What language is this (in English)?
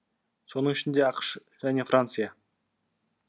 Kazakh